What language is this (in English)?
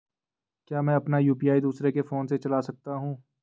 Hindi